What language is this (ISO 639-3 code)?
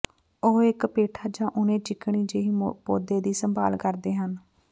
pan